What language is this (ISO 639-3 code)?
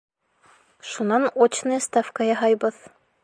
bak